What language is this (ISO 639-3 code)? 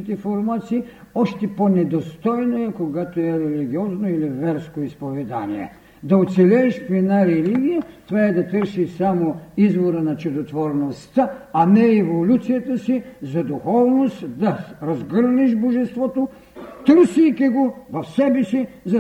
bul